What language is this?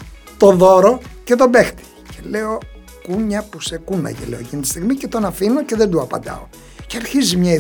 Greek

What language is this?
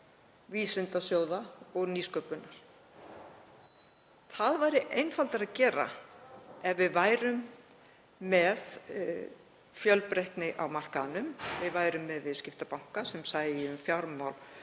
Icelandic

